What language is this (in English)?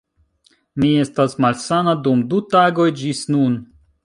Esperanto